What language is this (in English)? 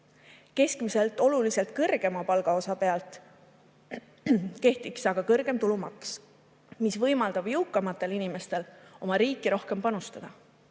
Estonian